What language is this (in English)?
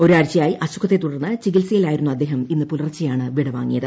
Malayalam